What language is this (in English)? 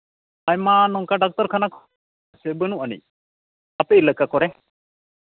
Santali